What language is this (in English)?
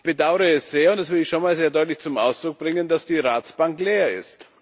German